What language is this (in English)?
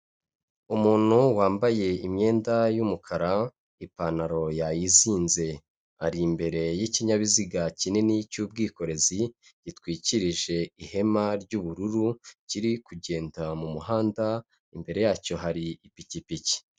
Kinyarwanda